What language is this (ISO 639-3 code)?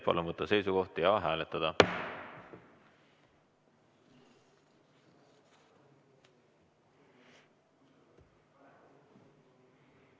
est